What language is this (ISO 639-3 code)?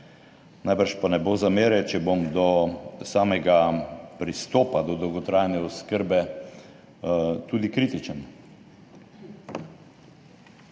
slv